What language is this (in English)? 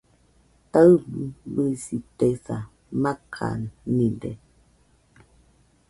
Nüpode Huitoto